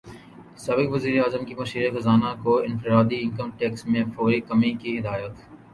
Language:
Urdu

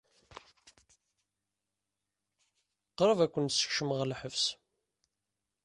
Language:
Kabyle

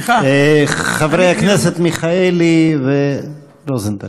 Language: Hebrew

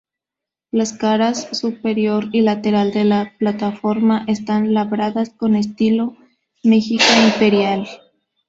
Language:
Spanish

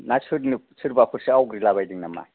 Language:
Bodo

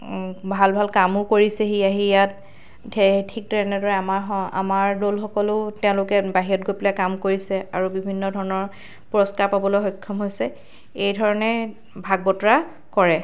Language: Assamese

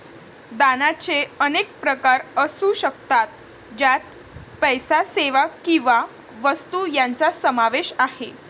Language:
Marathi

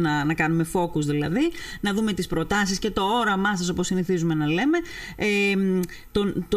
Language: Greek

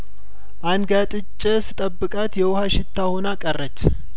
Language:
Amharic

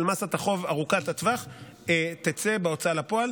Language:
Hebrew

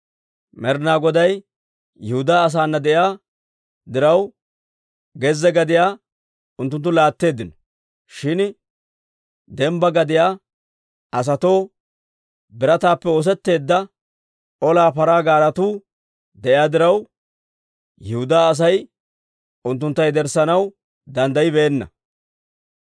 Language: Dawro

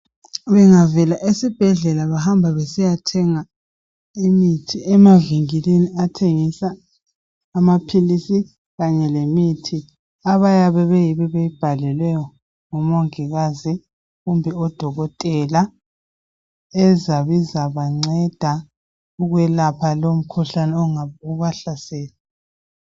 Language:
North Ndebele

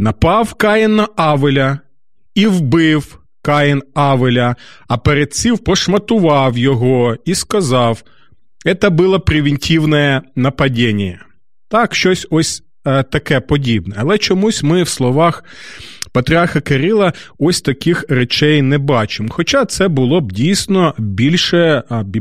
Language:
Ukrainian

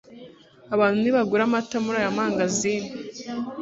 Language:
Kinyarwanda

